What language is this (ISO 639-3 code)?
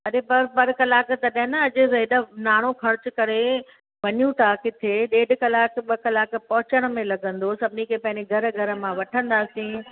snd